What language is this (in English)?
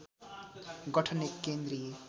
Nepali